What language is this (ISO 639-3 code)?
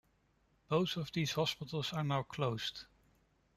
eng